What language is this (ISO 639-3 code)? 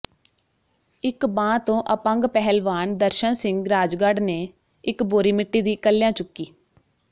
pan